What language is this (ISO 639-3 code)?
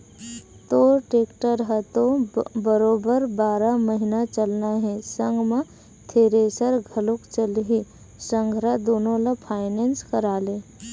hne